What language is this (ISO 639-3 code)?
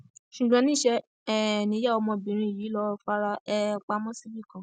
yor